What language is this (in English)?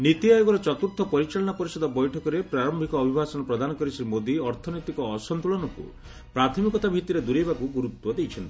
Odia